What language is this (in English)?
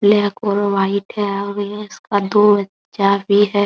Hindi